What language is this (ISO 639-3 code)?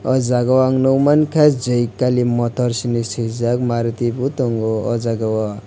trp